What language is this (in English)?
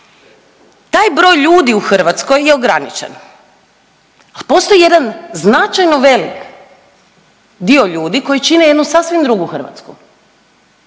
Croatian